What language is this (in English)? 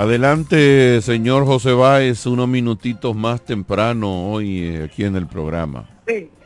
Spanish